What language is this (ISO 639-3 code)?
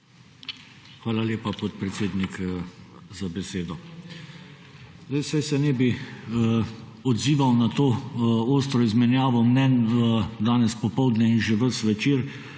slv